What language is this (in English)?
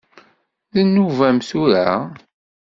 Kabyle